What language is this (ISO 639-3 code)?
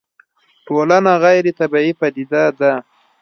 pus